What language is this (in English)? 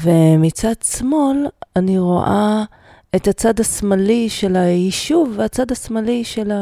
Hebrew